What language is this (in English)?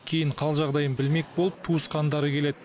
Kazakh